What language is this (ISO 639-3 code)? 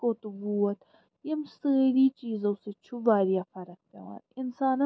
kas